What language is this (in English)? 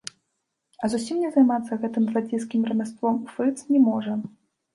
Belarusian